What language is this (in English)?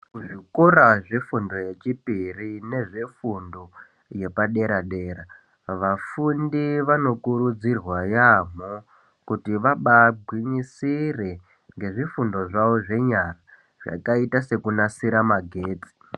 Ndau